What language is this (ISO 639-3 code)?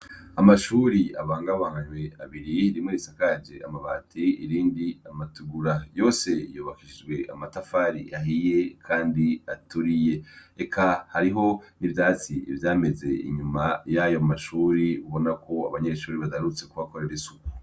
run